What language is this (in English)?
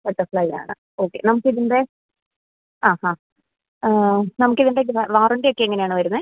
Malayalam